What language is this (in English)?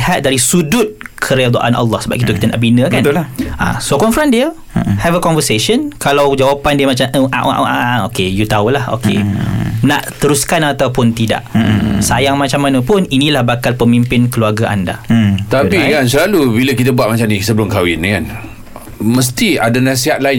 Malay